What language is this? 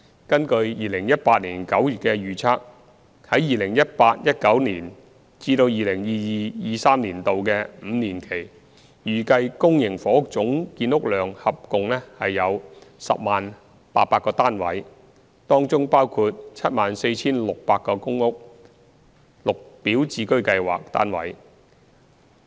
Cantonese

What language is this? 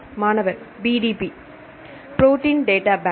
Tamil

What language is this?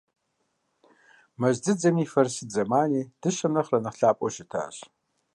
Kabardian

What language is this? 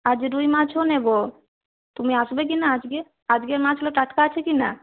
Bangla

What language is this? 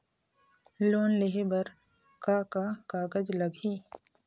Chhattisgarhi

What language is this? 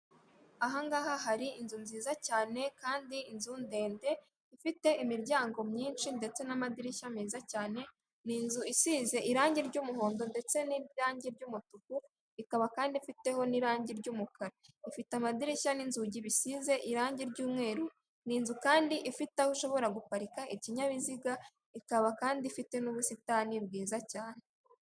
Kinyarwanda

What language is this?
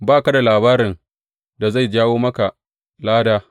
Hausa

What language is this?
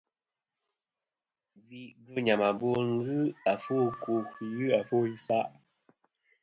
Kom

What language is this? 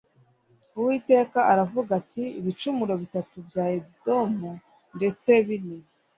Kinyarwanda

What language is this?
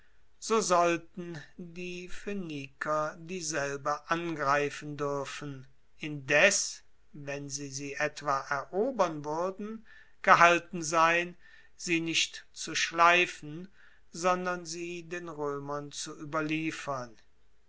German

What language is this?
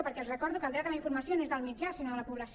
Catalan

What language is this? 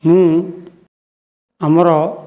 Odia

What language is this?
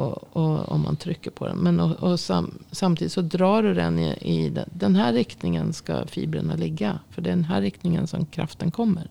Swedish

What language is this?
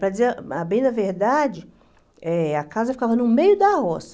Portuguese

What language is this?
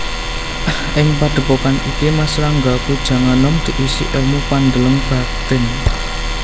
Javanese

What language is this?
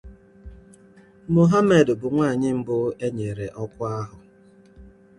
Igbo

